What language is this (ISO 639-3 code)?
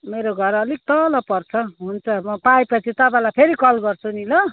nep